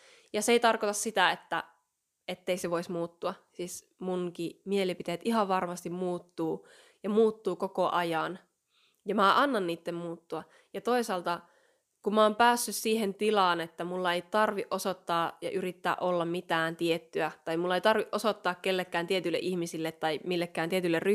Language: Finnish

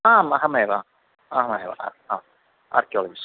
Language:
Sanskrit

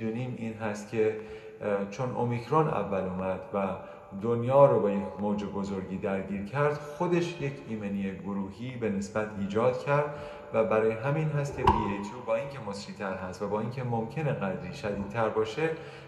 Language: Persian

